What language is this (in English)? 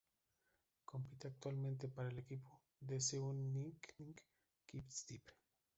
Spanish